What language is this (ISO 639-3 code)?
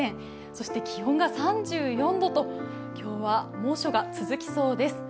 jpn